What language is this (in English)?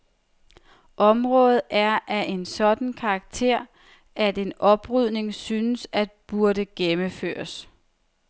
Danish